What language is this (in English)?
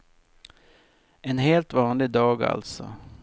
Swedish